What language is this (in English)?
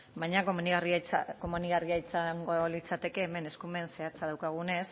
Basque